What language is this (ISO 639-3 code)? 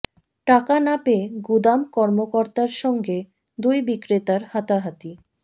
ben